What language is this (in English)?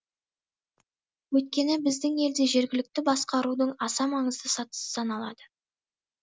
Kazakh